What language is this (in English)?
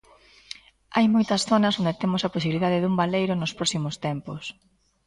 Galician